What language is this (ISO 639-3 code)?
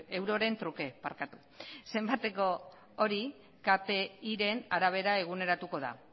eus